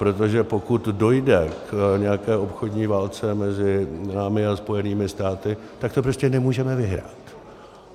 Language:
Czech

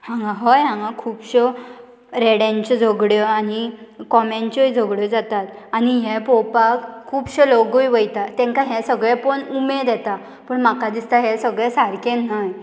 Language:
Konkani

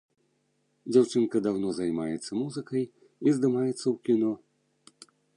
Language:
Belarusian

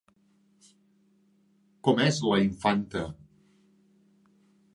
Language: Catalan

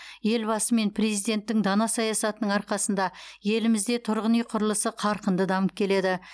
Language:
Kazakh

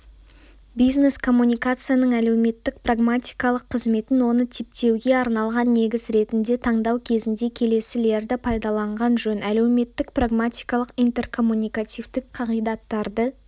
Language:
Kazakh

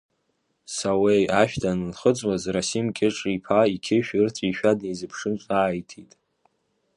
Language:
Abkhazian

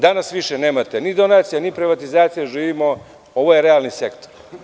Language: Serbian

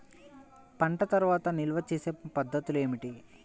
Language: Telugu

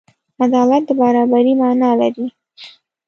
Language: Pashto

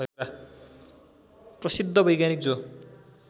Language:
Nepali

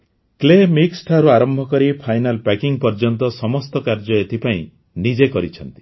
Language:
Odia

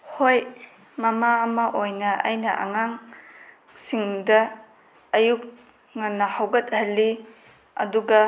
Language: Manipuri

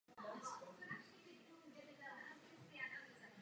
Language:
Czech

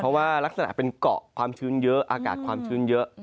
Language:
Thai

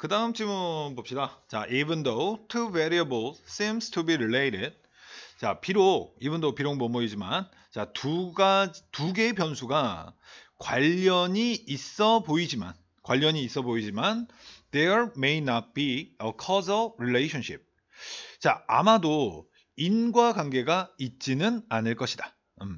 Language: Korean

